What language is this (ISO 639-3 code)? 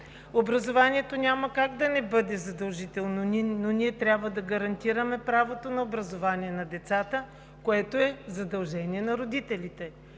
bul